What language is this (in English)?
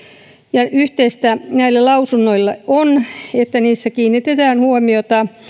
Finnish